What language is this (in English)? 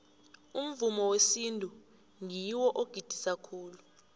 South Ndebele